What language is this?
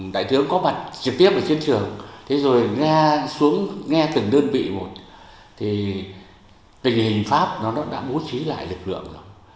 Vietnamese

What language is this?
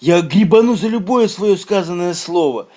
Russian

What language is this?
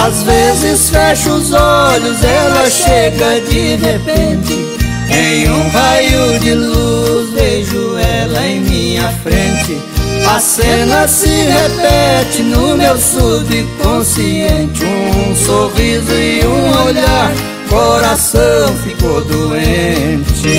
Portuguese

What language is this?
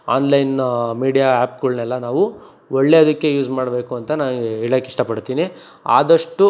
Kannada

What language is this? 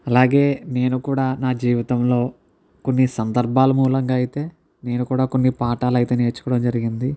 Telugu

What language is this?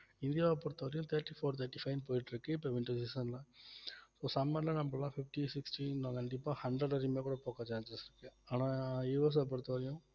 Tamil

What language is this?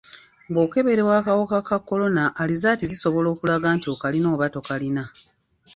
Ganda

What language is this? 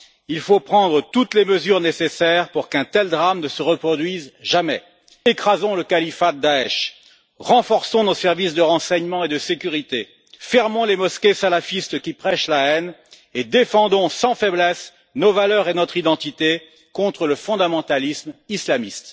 French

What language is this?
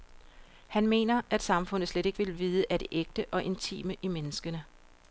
Danish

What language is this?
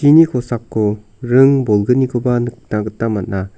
Garo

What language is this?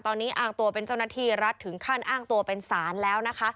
Thai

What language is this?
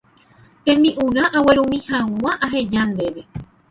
Guarani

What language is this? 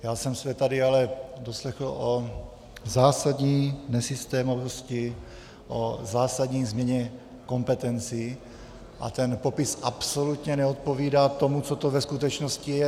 Czech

